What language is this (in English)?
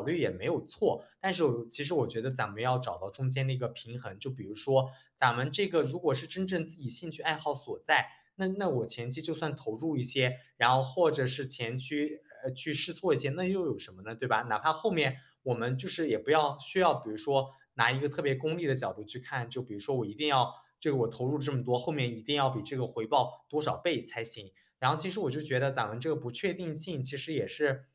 Chinese